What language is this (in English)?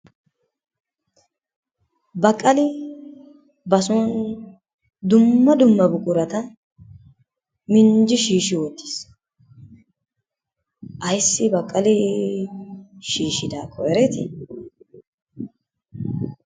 Wolaytta